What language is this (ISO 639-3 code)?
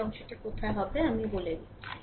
ben